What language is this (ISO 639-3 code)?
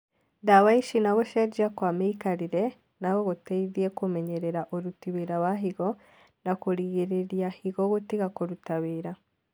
kik